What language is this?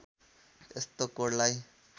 Nepali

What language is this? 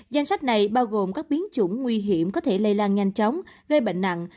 Vietnamese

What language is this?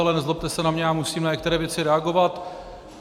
Czech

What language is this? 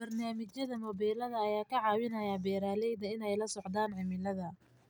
Somali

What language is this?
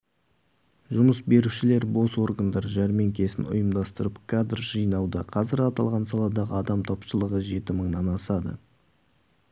Kazakh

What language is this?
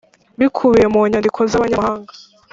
Kinyarwanda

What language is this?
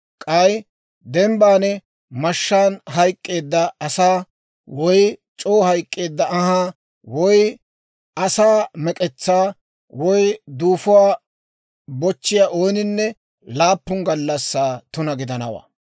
Dawro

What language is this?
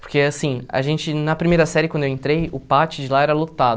Portuguese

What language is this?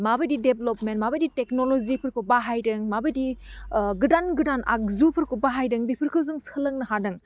Bodo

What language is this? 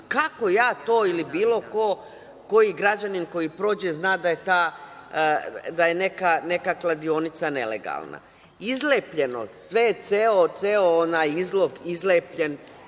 Serbian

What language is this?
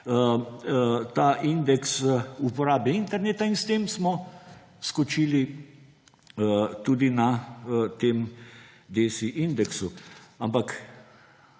Slovenian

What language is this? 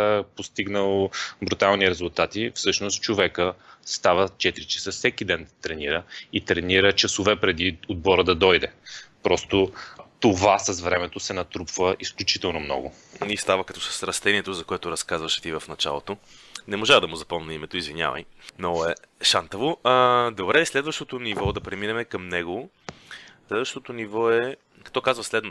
Bulgarian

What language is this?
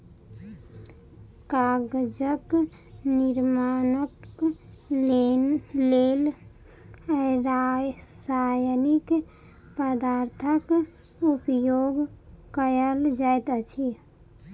Maithili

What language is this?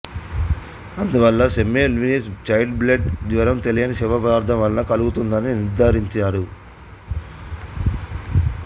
Telugu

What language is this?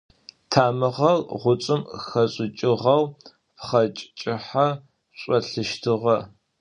Adyghe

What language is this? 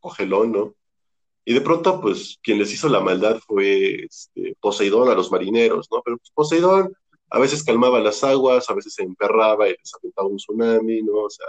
Spanish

